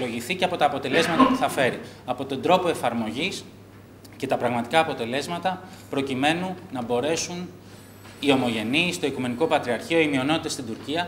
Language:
Greek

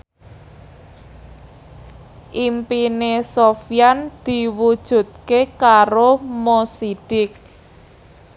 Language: Javanese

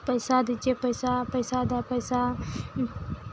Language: Maithili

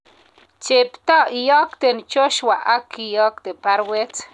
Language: Kalenjin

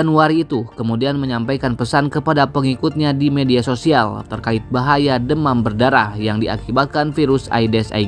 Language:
Indonesian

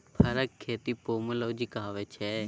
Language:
Maithili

